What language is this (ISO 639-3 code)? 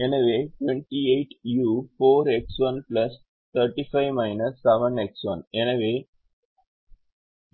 tam